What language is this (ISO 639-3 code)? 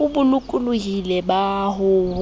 sot